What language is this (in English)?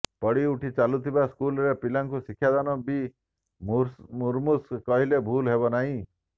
Odia